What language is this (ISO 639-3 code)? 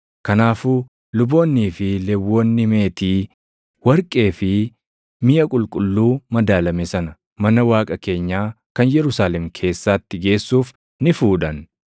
orm